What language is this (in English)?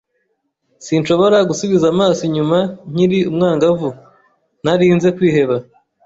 Kinyarwanda